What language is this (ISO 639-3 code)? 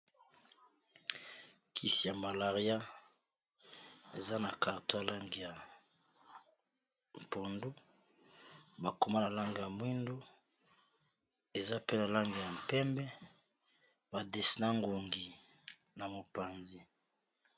lin